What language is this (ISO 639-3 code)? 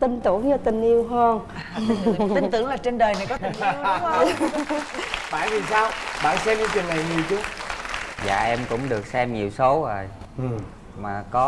vie